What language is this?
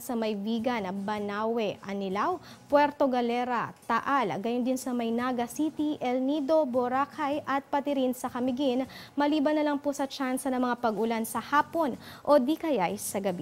Filipino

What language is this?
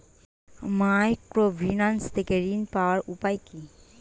Bangla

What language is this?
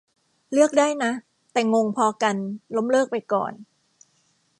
Thai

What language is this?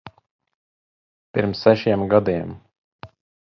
Latvian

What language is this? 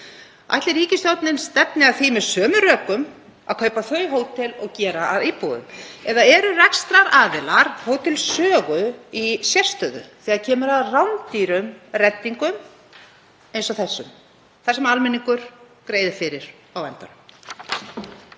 Icelandic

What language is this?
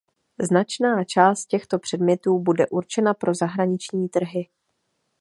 Czech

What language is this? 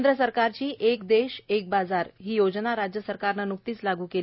Marathi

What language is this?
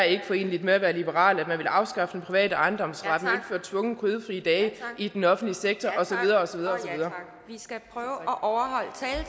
Danish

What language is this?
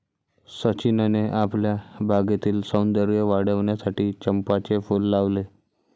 Marathi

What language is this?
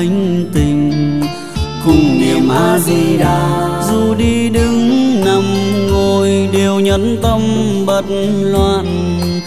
Vietnamese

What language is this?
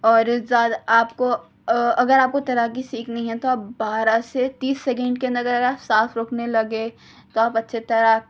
Urdu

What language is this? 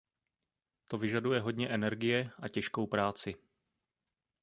Czech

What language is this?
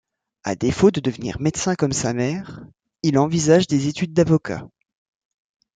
French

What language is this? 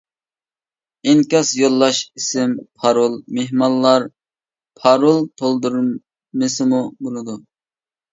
Uyghur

